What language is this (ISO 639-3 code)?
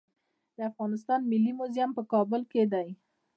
pus